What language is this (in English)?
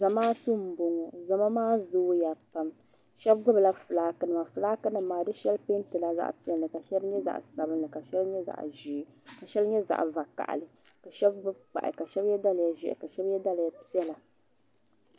Dagbani